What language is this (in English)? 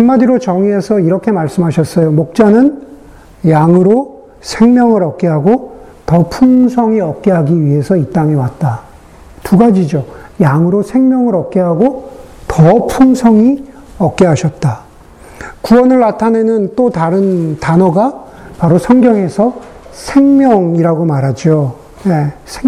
Korean